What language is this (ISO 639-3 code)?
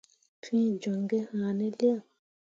mua